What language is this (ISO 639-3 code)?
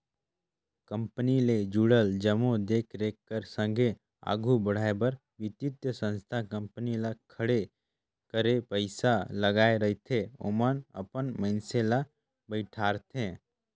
hne